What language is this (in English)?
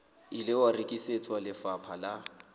Southern Sotho